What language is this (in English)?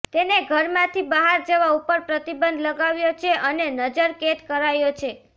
Gujarati